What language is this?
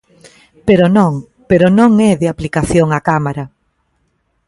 Galician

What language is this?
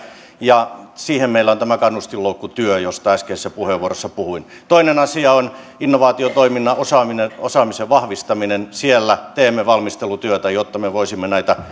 Finnish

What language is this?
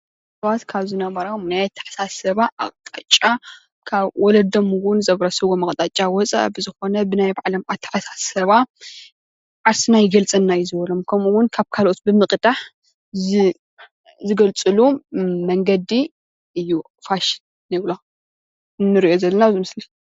Tigrinya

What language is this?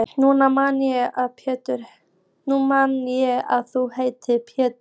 Icelandic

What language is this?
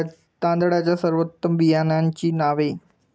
Marathi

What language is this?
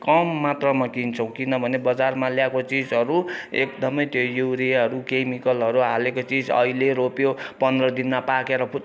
Nepali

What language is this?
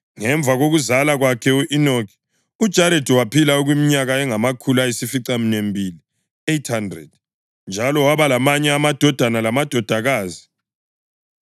North Ndebele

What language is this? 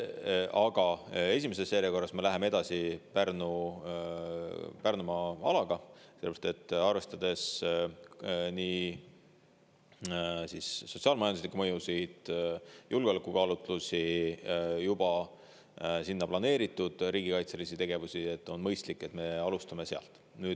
Estonian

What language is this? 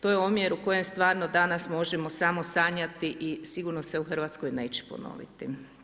Croatian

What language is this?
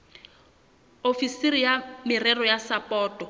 Southern Sotho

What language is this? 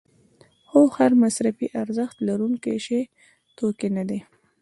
Pashto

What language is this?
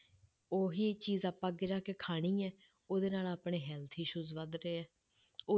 Punjabi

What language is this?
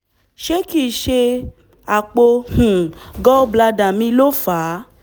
Yoruba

